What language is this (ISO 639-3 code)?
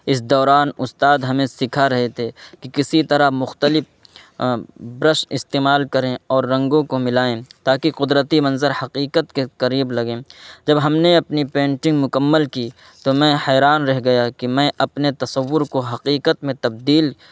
urd